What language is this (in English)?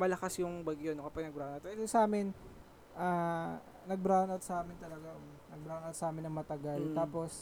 Filipino